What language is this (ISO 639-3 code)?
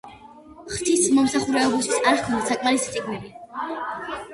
kat